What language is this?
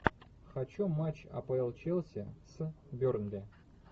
Russian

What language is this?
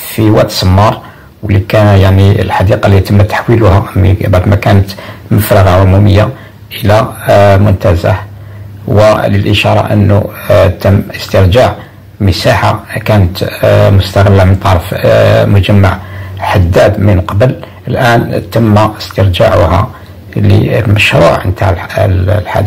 Arabic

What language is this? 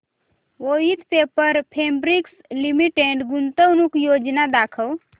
Marathi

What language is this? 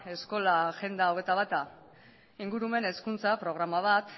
Basque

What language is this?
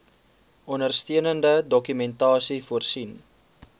Afrikaans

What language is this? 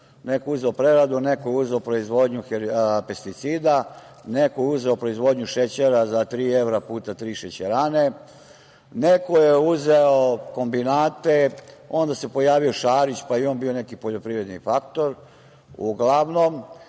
Serbian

